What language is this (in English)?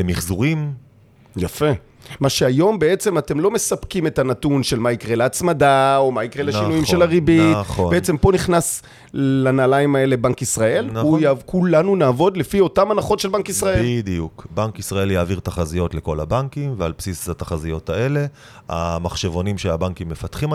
Hebrew